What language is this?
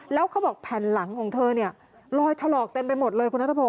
Thai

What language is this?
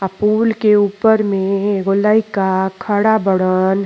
Bhojpuri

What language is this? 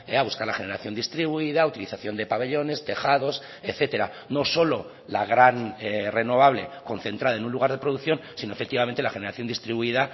Spanish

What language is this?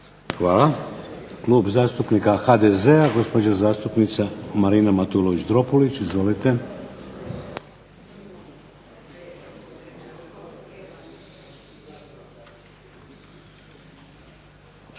Croatian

